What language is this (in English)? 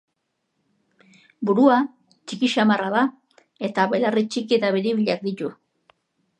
Basque